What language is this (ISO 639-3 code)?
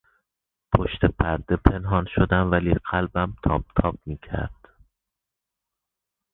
fas